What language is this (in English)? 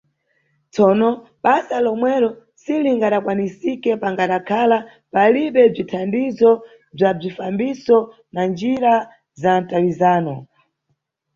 Nyungwe